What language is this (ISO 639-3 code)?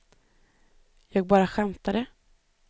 swe